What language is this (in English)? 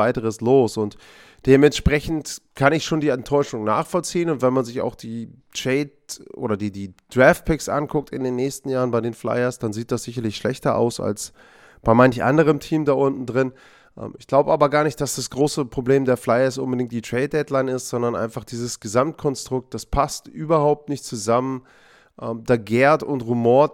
German